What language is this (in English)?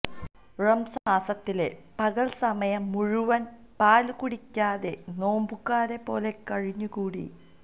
Malayalam